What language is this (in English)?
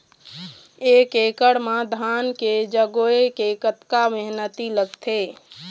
Chhattisgarhi